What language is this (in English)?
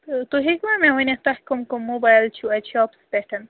Kashmiri